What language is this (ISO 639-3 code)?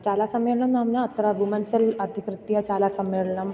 san